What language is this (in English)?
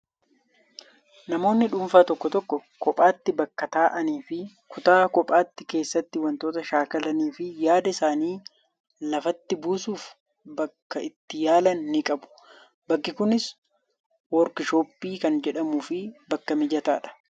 Oromo